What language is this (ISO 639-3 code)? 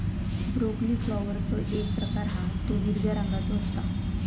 mar